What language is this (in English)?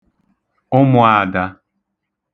Igbo